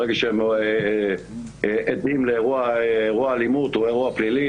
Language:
Hebrew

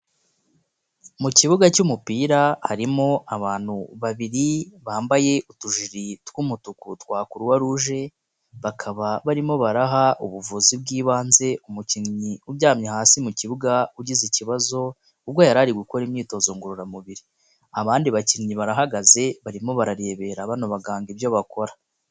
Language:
Kinyarwanda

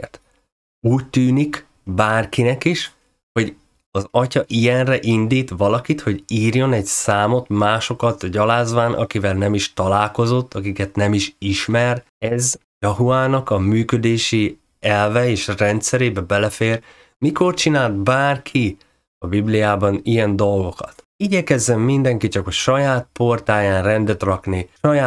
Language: Hungarian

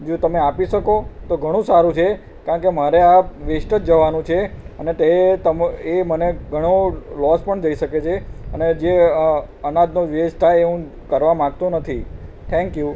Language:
Gujarati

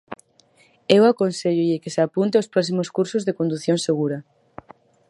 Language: Galician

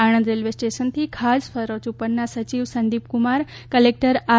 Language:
Gujarati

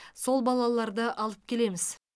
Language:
Kazakh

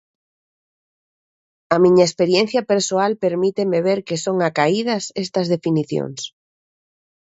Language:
Galician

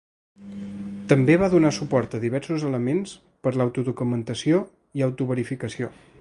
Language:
Catalan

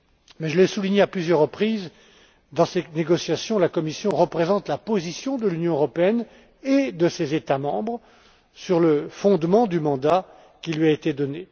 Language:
French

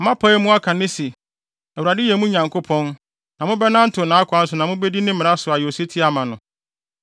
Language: Akan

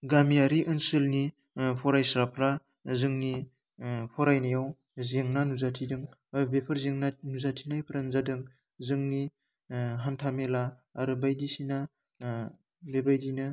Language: Bodo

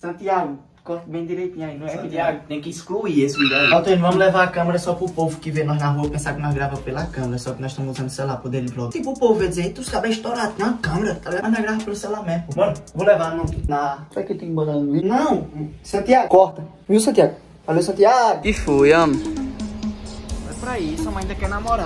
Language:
Portuguese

